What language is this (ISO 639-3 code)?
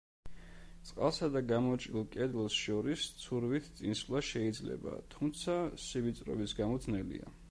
kat